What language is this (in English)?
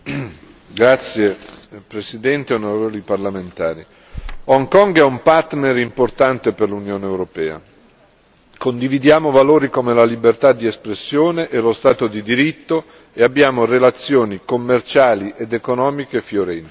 Italian